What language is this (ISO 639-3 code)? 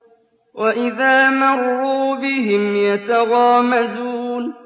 ara